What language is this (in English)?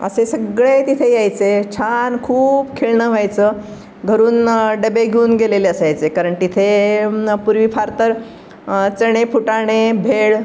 Marathi